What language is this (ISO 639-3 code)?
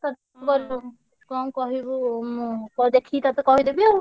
ori